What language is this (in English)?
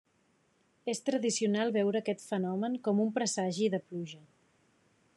Catalan